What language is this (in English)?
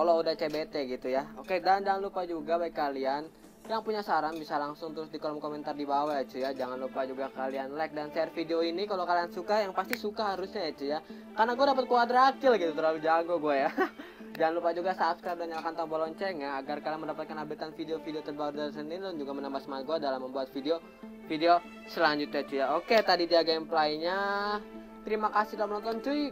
Indonesian